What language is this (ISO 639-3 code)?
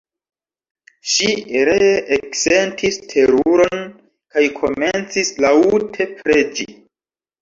epo